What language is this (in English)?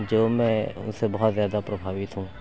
Urdu